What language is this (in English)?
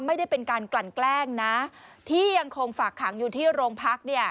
Thai